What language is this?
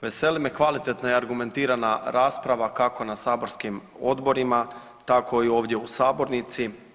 Croatian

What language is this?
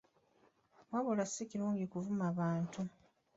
Ganda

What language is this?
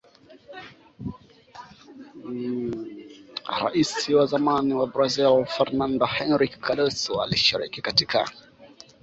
Swahili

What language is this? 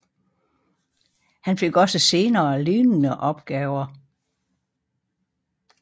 Danish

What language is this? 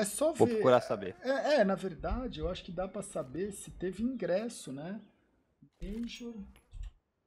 Portuguese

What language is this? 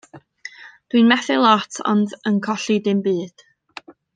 Welsh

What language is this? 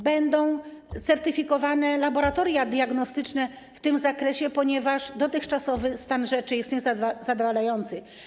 Polish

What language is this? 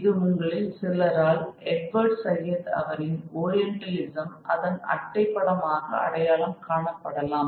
Tamil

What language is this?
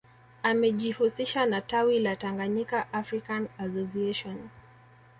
Swahili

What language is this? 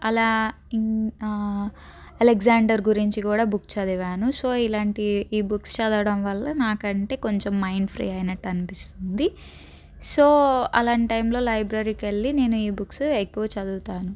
Telugu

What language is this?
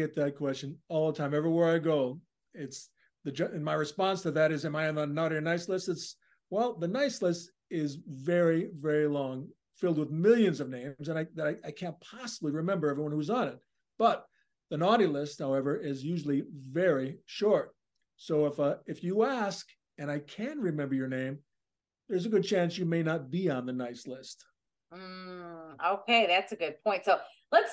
English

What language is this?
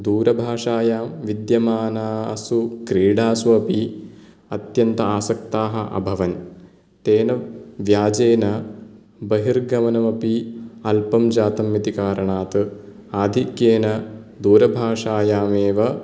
Sanskrit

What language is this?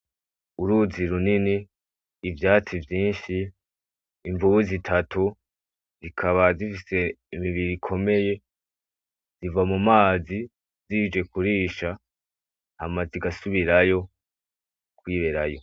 Rundi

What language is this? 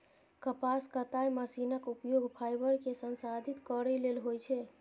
Maithili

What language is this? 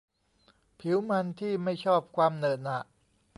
Thai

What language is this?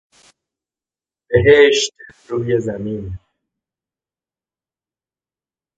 Persian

